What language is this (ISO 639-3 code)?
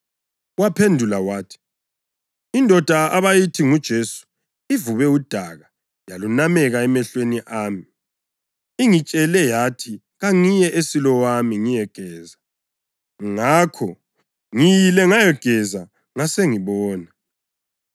nde